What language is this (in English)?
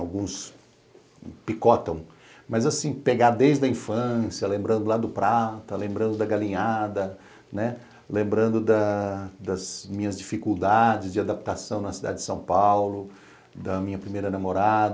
Portuguese